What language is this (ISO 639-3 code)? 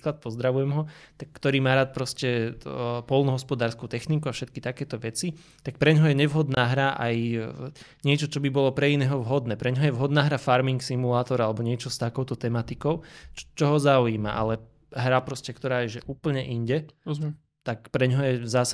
slk